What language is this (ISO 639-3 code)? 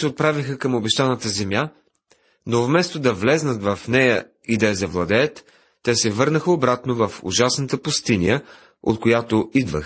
bul